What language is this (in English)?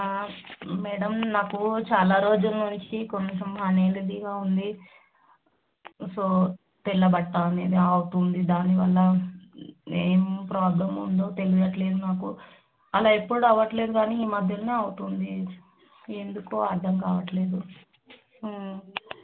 Telugu